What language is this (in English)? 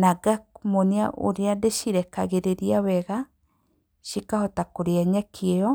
Kikuyu